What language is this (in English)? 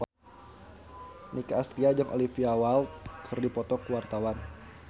Sundanese